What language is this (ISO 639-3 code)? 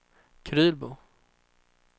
swe